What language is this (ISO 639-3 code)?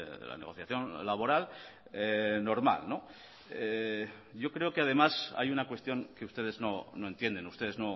spa